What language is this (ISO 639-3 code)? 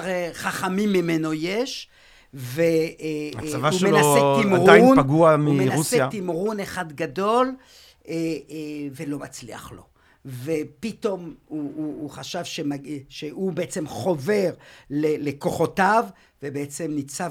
heb